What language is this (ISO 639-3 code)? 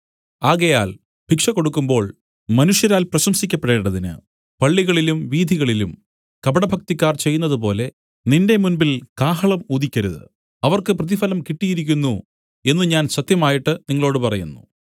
mal